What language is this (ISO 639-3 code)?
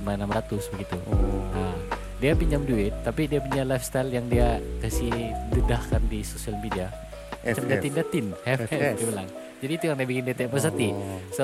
msa